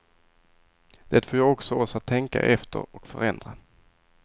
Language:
Swedish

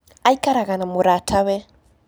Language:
Kikuyu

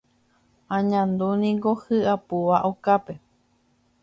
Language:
Guarani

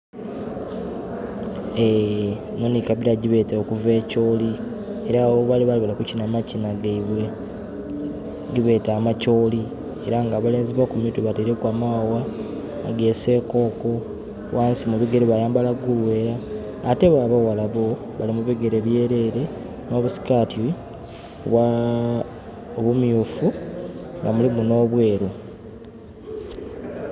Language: Soga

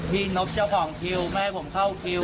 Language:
Thai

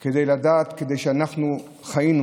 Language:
Hebrew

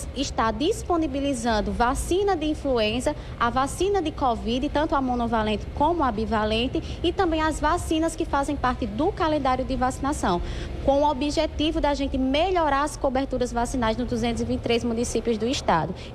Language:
Portuguese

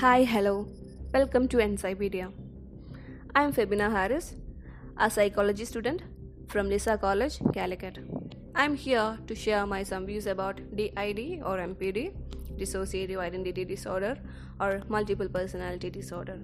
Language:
Malayalam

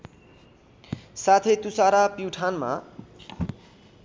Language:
Nepali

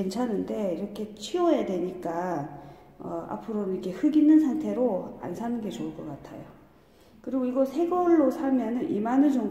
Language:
Korean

